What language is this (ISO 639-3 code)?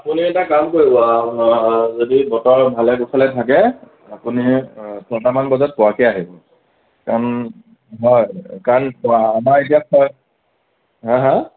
asm